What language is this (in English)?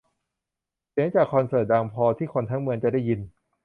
Thai